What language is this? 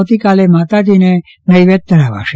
Gujarati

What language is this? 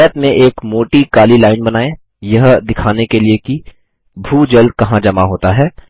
Hindi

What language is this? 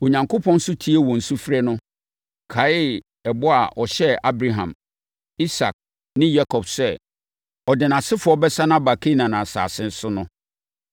Akan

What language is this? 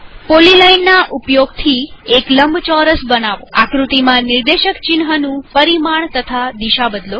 Gujarati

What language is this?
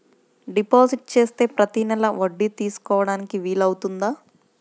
Telugu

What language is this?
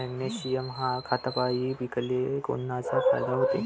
Marathi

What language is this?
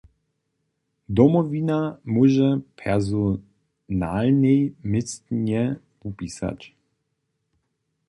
Upper Sorbian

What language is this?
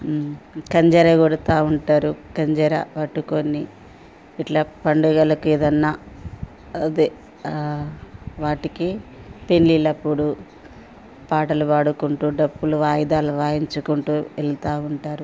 Telugu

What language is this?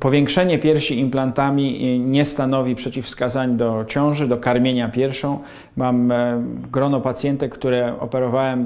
Polish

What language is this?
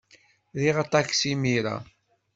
Kabyle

